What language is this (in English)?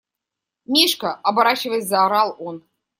Russian